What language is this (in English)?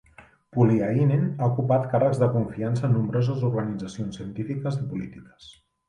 Catalan